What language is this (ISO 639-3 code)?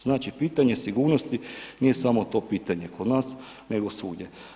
hrv